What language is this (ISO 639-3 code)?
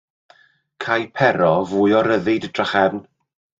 cym